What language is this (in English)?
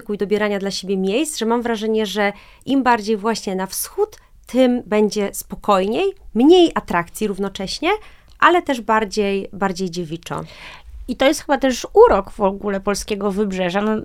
Polish